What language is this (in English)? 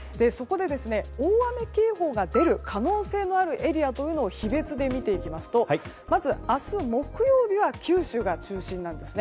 Japanese